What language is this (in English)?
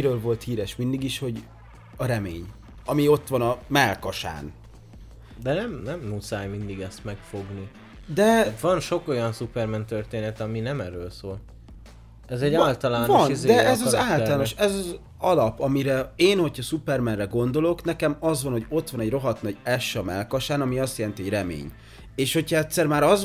Hungarian